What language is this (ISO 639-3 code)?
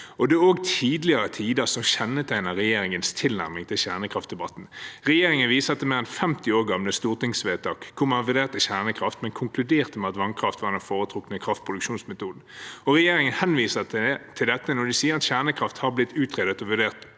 nor